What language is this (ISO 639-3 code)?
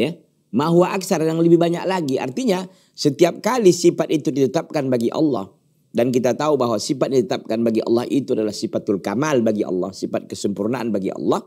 ind